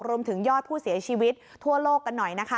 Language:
Thai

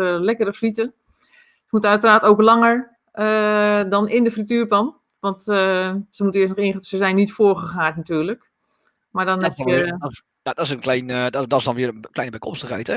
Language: Dutch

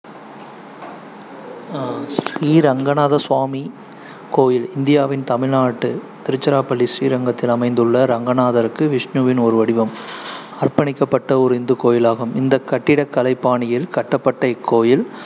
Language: Tamil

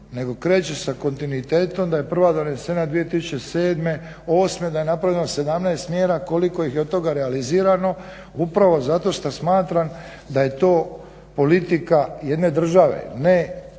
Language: Croatian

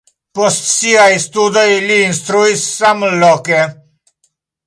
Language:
Esperanto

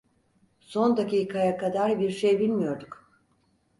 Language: Turkish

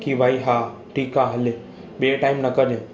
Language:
Sindhi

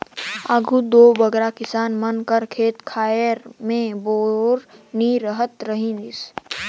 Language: Chhattisgarhi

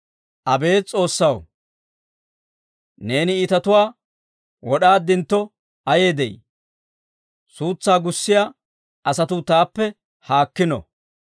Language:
Dawro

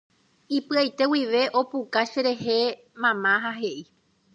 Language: Guarani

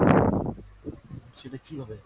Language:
Bangla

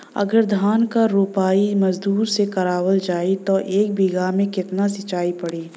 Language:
Bhojpuri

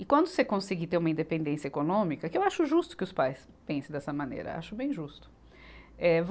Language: Portuguese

